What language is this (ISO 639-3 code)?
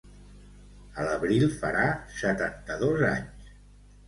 cat